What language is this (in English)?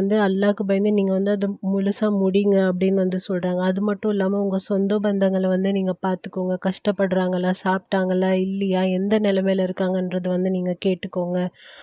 Tamil